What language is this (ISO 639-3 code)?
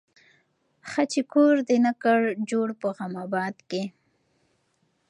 pus